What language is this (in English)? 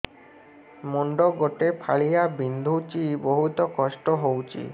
Odia